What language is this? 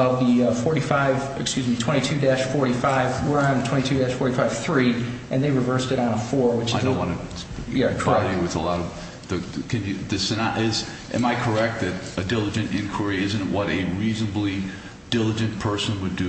English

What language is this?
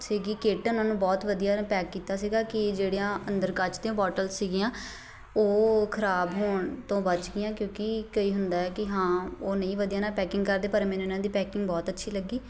Punjabi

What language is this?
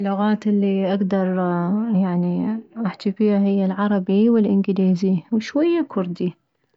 Mesopotamian Arabic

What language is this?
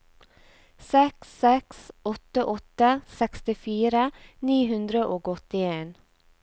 Norwegian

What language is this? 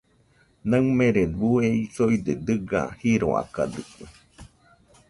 Nüpode Huitoto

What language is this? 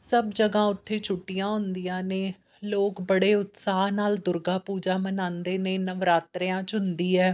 Punjabi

